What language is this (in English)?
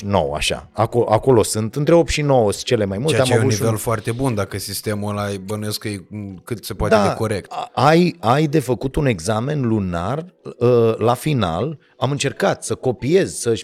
Romanian